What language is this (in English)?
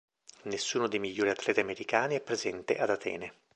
Italian